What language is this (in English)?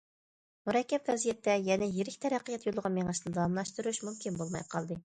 Uyghur